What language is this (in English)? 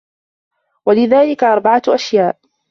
Arabic